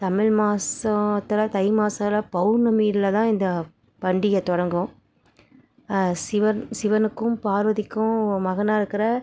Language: Tamil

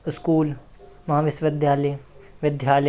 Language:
Hindi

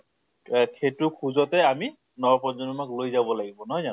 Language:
Assamese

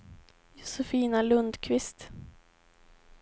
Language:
Swedish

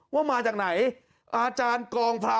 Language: Thai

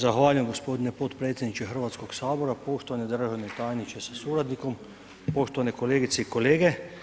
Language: Croatian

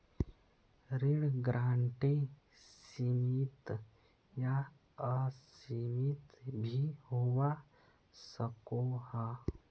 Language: Magahi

